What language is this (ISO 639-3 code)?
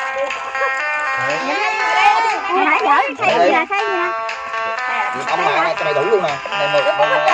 vie